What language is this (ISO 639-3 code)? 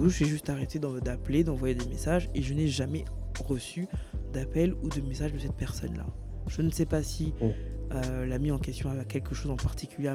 fra